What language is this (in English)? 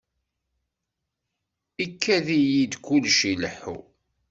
Kabyle